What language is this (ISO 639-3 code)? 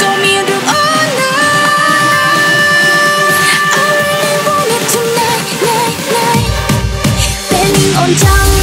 tha